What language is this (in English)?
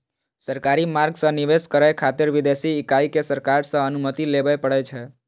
Maithili